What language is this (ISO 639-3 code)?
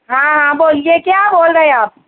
urd